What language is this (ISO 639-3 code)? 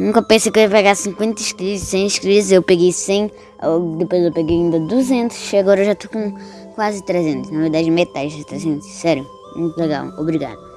por